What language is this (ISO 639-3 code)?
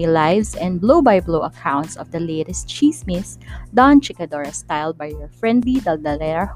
fil